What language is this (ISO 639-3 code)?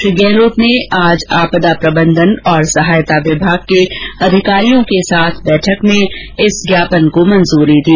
hin